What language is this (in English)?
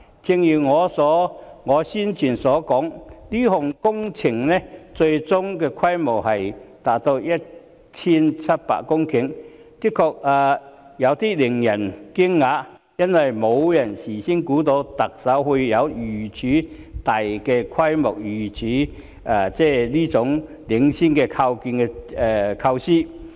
Cantonese